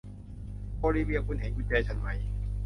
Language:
Thai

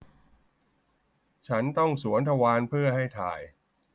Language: Thai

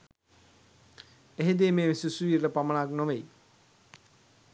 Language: Sinhala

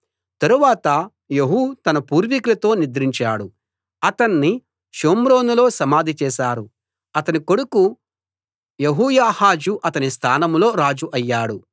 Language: Telugu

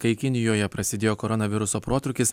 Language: Lithuanian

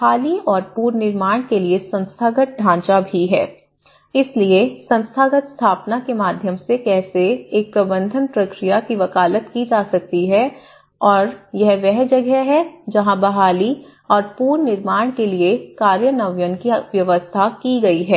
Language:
Hindi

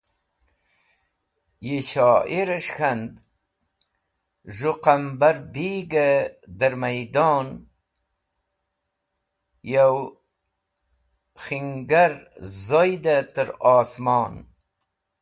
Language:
Wakhi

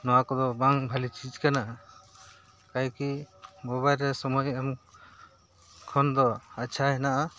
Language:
Santali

